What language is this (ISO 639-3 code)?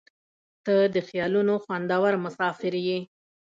pus